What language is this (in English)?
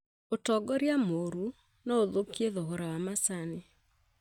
Kikuyu